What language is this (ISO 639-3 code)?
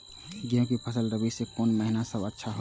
mai